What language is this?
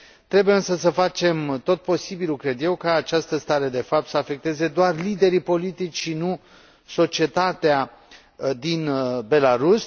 Romanian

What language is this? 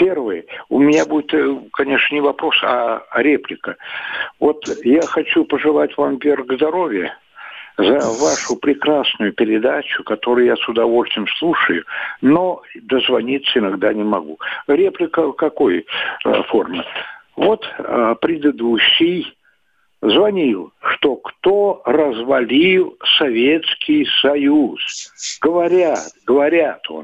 Russian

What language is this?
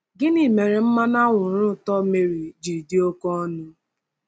Igbo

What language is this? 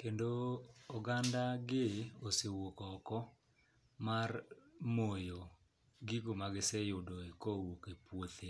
Luo (Kenya and Tanzania)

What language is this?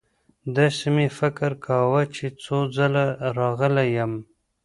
Pashto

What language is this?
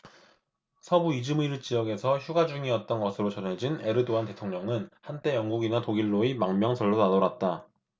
Korean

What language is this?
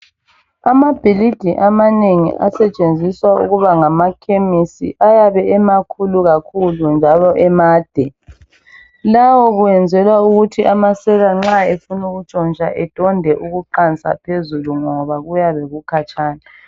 North Ndebele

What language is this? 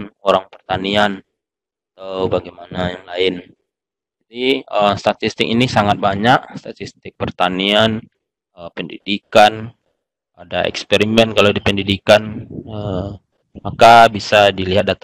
Indonesian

